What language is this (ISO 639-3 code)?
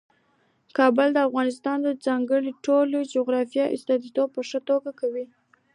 pus